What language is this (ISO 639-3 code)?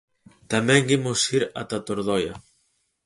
glg